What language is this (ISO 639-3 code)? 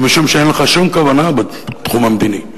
heb